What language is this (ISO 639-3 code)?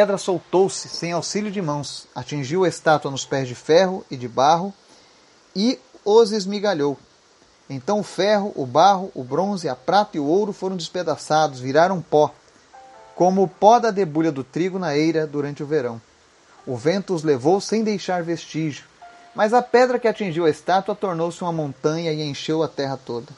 por